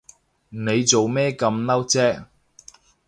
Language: Cantonese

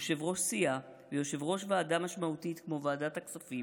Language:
Hebrew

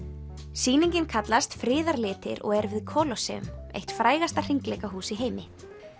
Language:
Icelandic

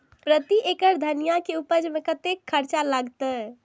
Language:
Maithili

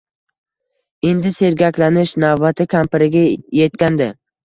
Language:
Uzbek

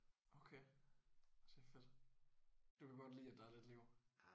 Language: Danish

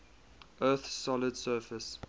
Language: English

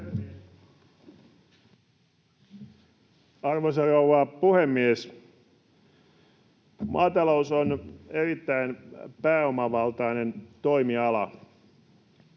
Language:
Finnish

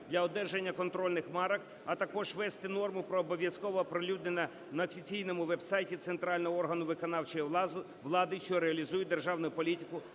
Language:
Ukrainian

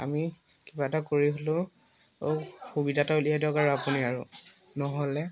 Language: Assamese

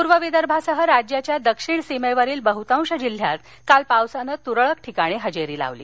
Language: Marathi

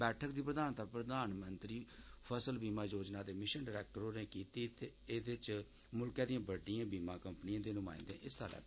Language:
Dogri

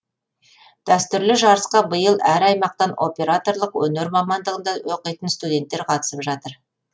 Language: Kazakh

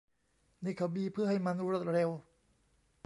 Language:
Thai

